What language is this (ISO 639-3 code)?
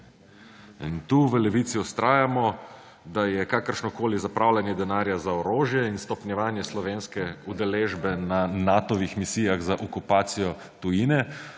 slv